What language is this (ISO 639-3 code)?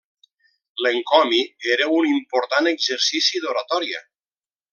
cat